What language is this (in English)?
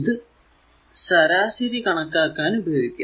Malayalam